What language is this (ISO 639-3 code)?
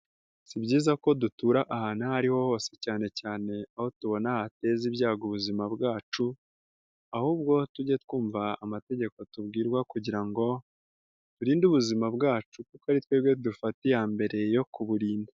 kin